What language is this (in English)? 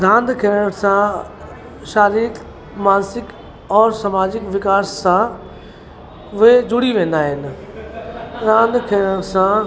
Sindhi